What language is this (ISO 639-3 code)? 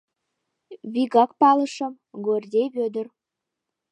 chm